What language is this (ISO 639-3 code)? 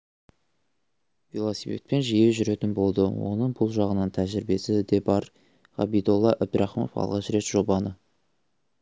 kaz